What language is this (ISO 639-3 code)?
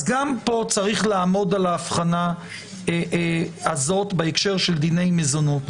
heb